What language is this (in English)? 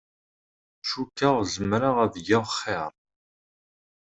Kabyle